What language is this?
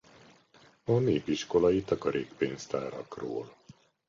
Hungarian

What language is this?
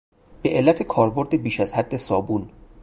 Persian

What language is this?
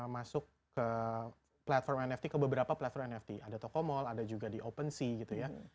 Indonesian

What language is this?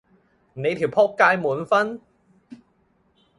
Cantonese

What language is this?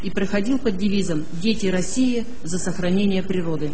Russian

